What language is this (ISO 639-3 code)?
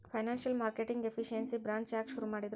kan